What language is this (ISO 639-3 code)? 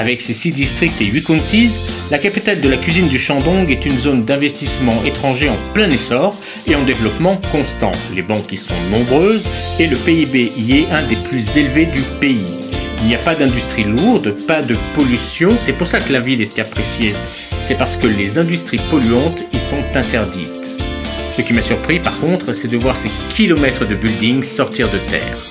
fra